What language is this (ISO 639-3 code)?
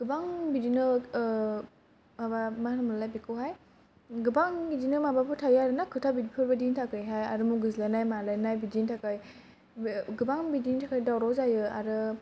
brx